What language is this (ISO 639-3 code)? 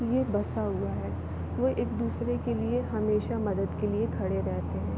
hin